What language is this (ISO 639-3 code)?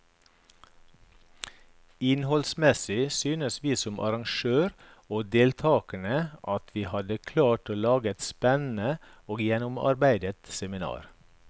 nor